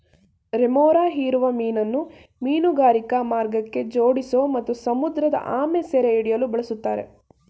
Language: Kannada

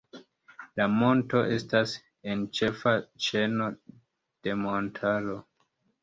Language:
Esperanto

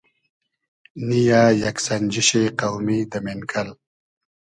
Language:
Hazaragi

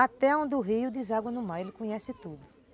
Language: Portuguese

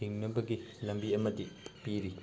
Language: Manipuri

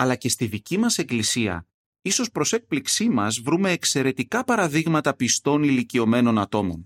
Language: Greek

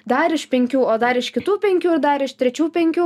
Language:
Lithuanian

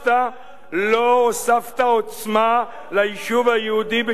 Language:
Hebrew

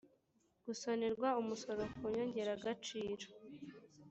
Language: Kinyarwanda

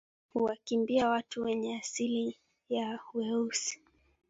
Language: Swahili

